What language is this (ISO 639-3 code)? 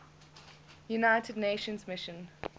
eng